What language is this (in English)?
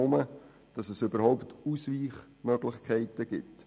Swiss German